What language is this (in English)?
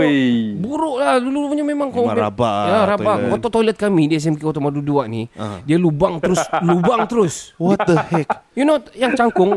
Malay